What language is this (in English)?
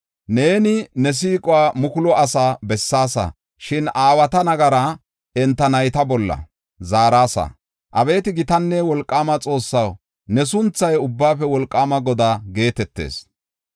Gofa